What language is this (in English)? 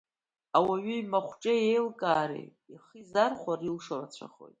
Abkhazian